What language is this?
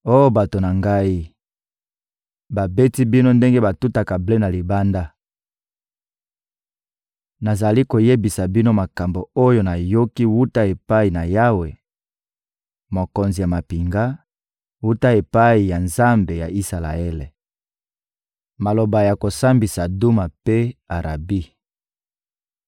Lingala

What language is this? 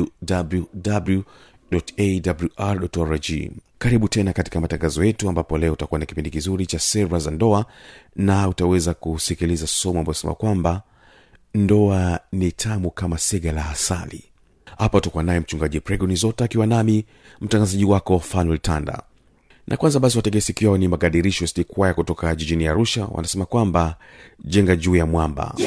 Swahili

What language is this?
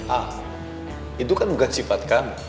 Indonesian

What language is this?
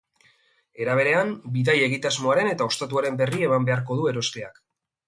Basque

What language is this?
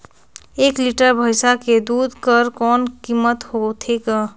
Chhattisgarhi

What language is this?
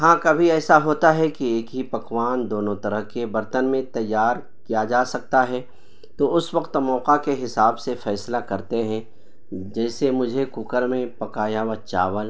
Urdu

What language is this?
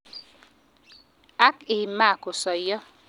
Kalenjin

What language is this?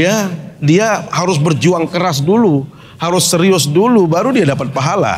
Indonesian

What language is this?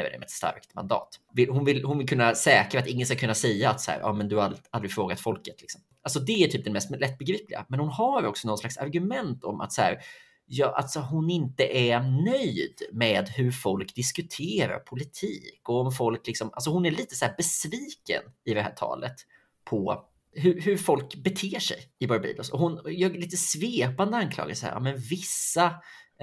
Swedish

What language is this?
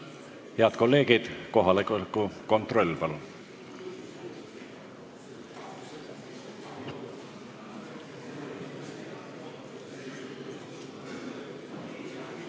Estonian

